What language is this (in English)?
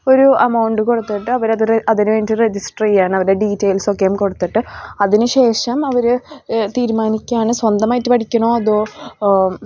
Malayalam